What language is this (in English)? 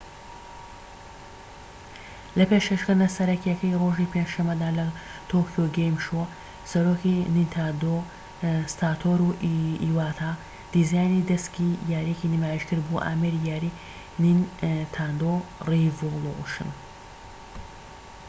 Central Kurdish